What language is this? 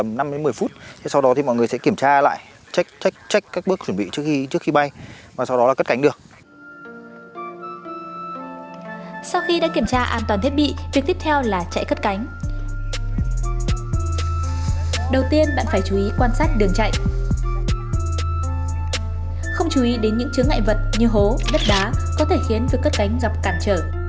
Vietnamese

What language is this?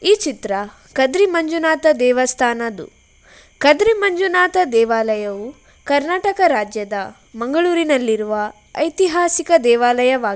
Kannada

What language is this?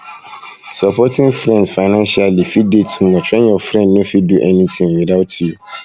Nigerian Pidgin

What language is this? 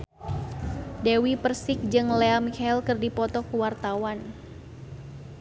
Sundanese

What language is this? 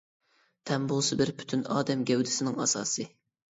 Uyghur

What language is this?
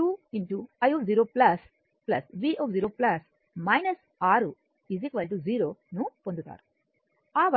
Telugu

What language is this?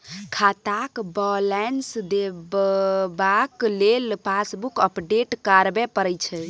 Maithili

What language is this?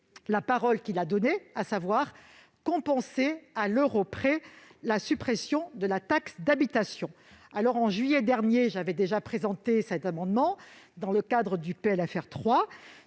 French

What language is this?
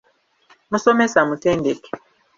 Ganda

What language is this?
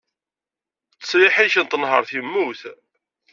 Kabyle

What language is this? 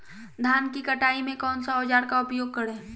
Magahi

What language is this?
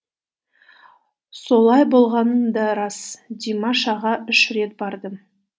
Kazakh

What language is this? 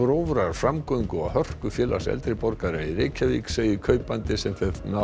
Icelandic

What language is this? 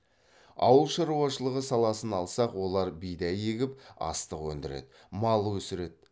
Kazakh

